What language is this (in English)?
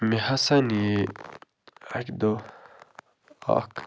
Kashmiri